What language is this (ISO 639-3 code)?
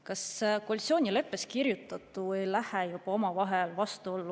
est